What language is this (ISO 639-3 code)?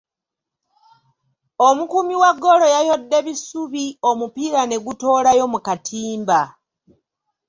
lug